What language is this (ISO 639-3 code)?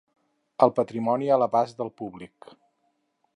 cat